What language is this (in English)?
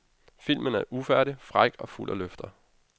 Danish